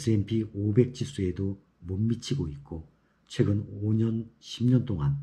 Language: Korean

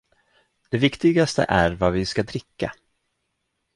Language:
Swedish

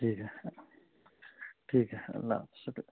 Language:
Urdu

